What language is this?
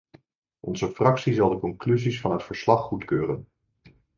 Dutch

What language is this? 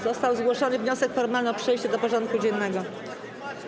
Polish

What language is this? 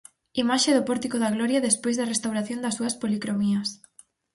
Galician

